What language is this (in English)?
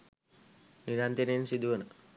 Sinhala